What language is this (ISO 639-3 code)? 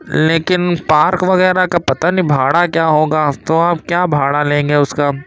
urd